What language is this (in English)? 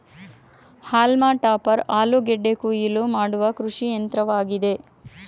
Kannada